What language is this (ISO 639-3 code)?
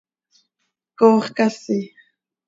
sei